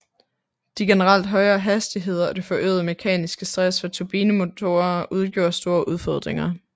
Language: Danish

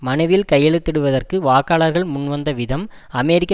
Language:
Tamil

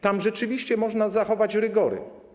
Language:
Polish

